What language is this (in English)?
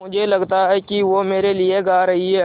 Hindi